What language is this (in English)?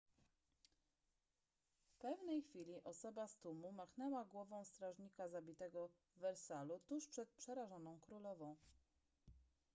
Polish